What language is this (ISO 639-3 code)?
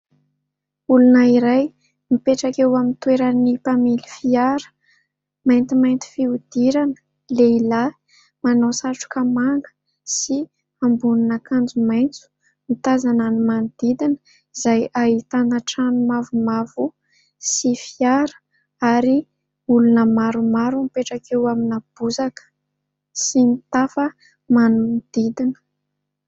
mlg